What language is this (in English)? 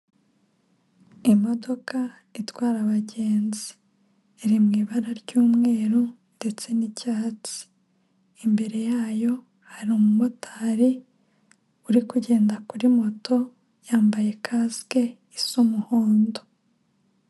Kinyarwanda